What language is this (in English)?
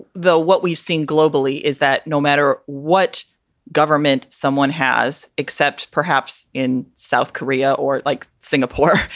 English